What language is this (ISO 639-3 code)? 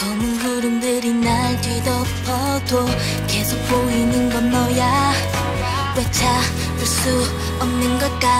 kor